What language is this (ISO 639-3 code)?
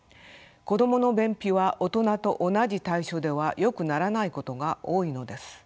jpn